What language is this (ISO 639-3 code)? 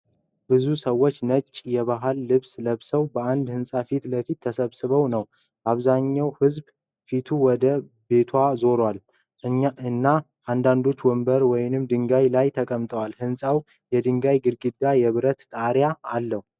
amh